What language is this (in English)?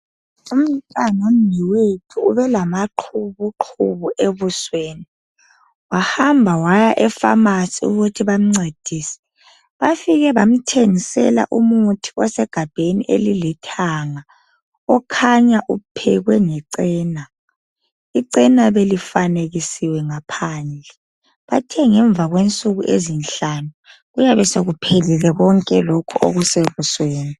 North Ndebele